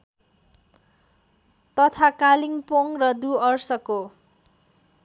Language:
Nepali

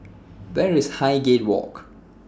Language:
English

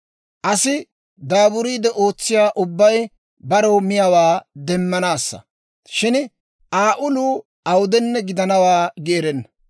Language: Dawro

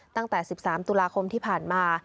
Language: Thai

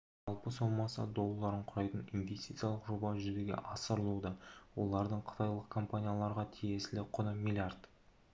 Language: Kazakh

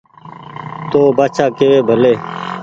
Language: Goaria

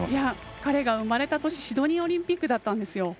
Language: Japanese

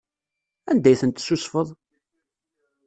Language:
Kabyle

